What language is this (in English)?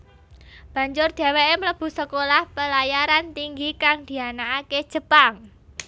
Javanese